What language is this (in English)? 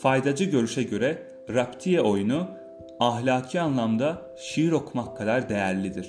Turkish